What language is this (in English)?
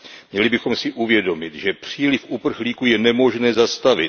Czech